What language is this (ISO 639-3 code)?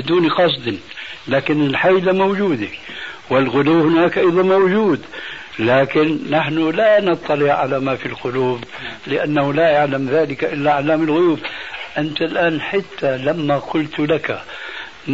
ara